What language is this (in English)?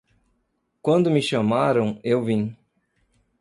Portuguese